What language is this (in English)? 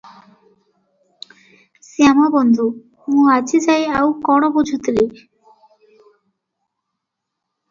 Odia